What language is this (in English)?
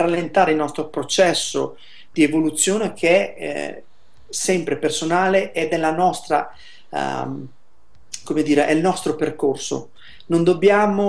Italian